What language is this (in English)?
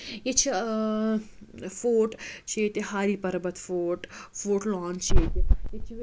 Kashmiri